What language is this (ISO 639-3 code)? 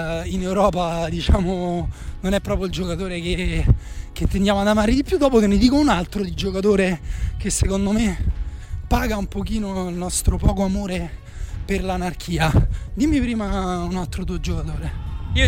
ita